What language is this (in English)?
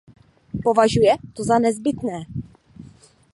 Czech